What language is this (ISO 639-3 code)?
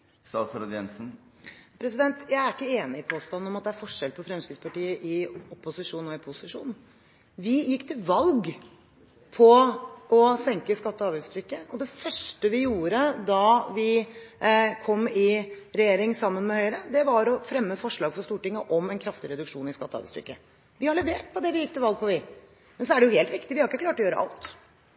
nob